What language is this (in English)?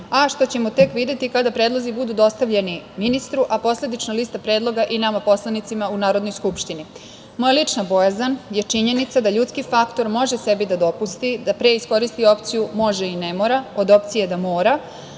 Serbian